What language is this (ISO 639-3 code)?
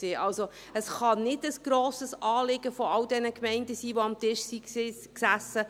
gsw